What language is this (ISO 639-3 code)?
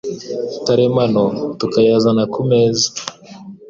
kin